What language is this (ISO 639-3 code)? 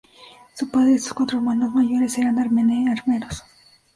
spa